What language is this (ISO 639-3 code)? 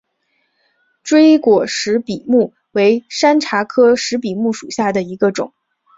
zho